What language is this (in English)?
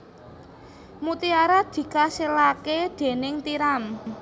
Javanese